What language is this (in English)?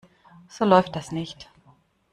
German